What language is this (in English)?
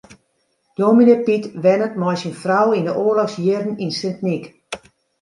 Western Frisian